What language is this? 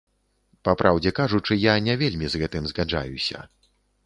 Belarusian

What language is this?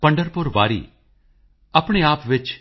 Punjabi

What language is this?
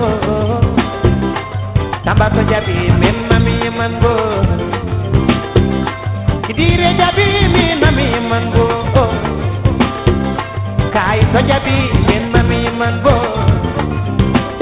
Fula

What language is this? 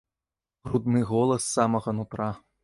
Belarusian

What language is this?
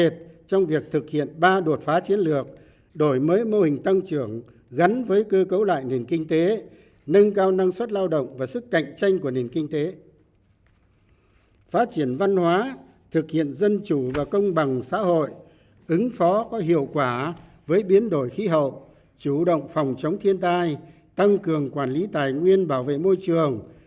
Vietnamese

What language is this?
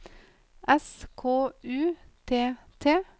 Norwegian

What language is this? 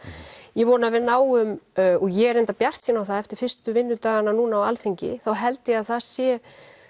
Icelandic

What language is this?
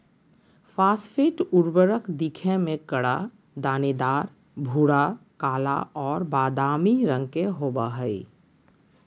Magahi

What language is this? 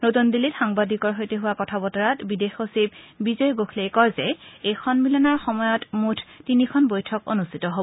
Assamese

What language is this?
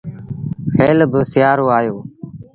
Sindhi Bhil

